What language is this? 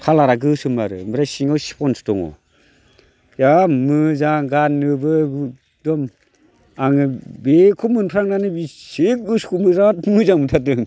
Bodo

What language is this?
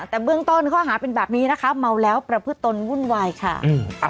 Thai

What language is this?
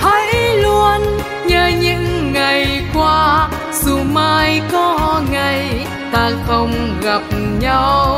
Vietnamese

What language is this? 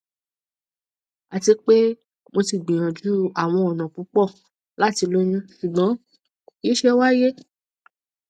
Yoruba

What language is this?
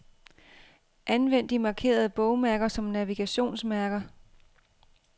Danish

